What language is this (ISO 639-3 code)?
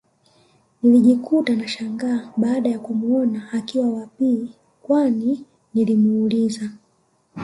swa